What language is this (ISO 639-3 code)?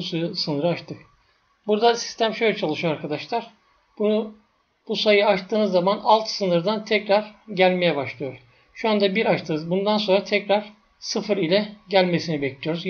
tur